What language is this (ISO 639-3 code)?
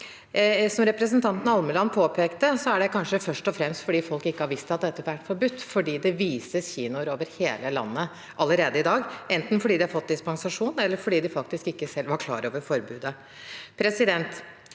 nor